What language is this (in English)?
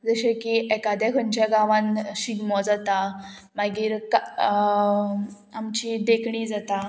Konkani